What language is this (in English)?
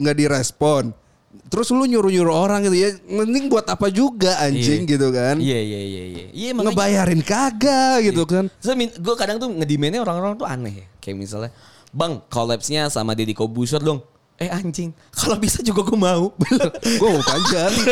Indonesian